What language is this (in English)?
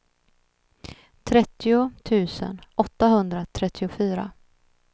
Swedish